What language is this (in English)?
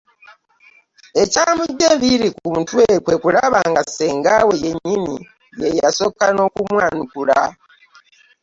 Ganda